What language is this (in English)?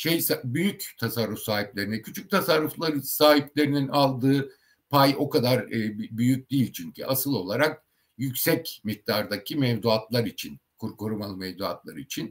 Turkish